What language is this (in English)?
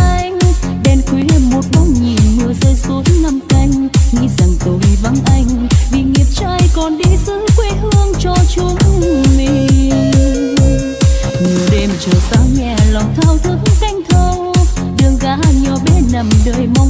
Vietnamese